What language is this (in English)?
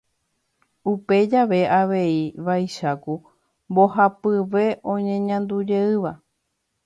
Guarani